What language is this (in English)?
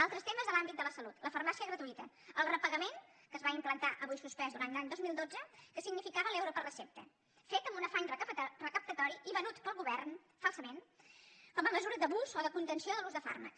Catalan